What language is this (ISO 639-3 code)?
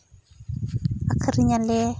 sat